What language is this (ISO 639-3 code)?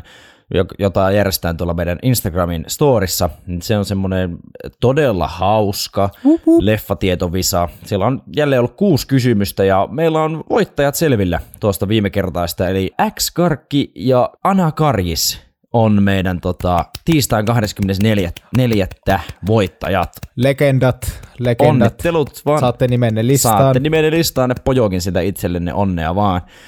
fin